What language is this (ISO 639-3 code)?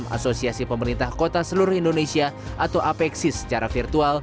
ind